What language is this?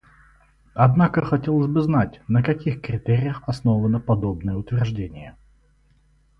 Russian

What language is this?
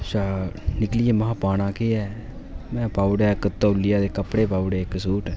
Dogri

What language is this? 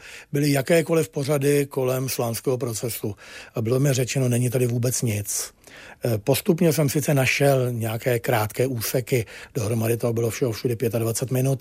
Czech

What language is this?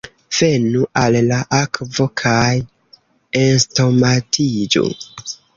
Esperanto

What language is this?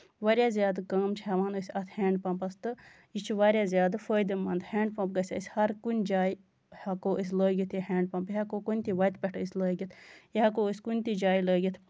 Kashmiri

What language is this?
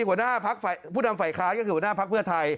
Thai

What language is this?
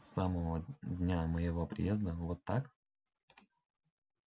Russian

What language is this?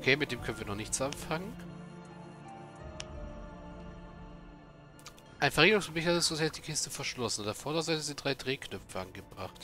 German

